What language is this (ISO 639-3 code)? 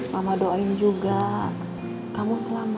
ind